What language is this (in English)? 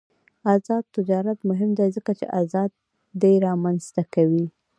Pashto